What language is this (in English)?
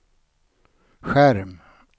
Swedish